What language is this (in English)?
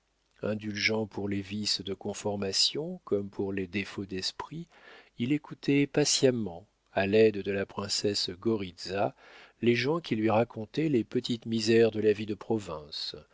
French